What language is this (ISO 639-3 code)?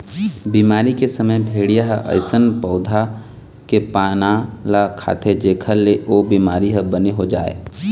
hne